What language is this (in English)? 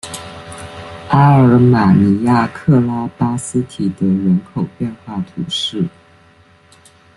Chinese